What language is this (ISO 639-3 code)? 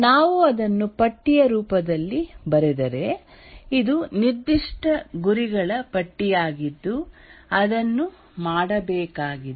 kan